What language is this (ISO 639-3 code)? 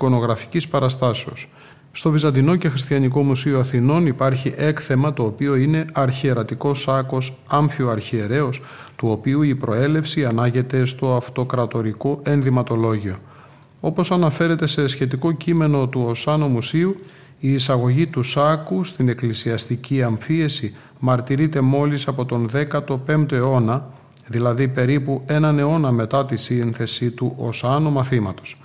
ell